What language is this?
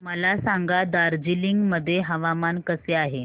Marathi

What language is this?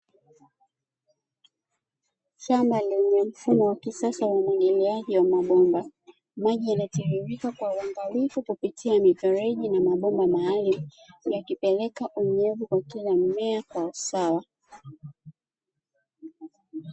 Swahili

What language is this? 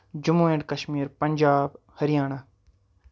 Kashmiri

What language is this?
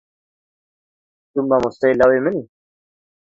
Kurdish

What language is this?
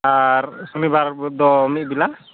Santali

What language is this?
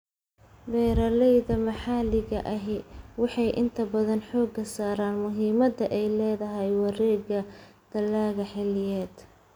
Somali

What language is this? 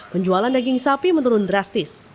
Indonesian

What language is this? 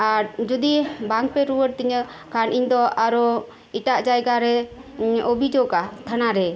Santali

